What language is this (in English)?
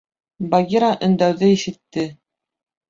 Bashkir